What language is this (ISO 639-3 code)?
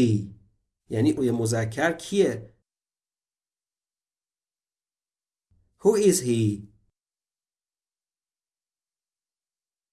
fas